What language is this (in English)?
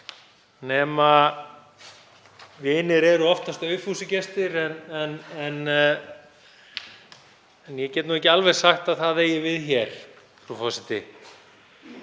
Icelandic